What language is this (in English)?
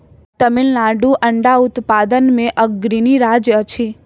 Maithili